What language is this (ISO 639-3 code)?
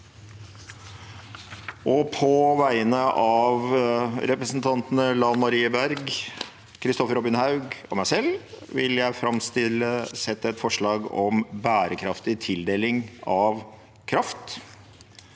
nor